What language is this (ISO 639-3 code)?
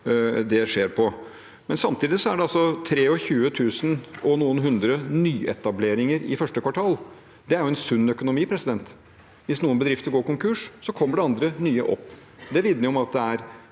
nor